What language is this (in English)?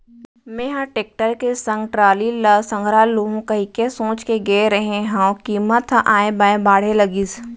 Chhattisgarhi